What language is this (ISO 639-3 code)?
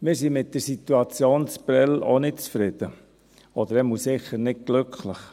gsw